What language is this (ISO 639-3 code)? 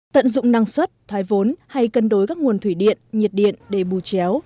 vie